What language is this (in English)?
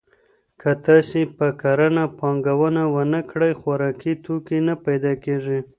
Pashto